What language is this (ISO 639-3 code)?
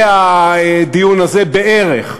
heb